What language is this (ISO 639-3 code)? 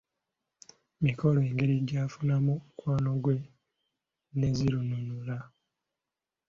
lug